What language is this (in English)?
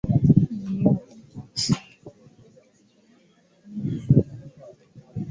Swahili